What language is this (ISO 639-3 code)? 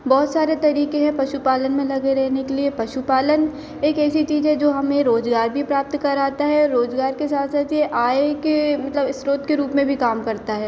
hin